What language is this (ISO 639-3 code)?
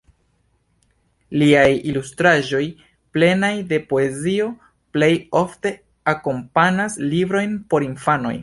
epo